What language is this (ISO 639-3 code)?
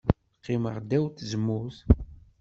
kab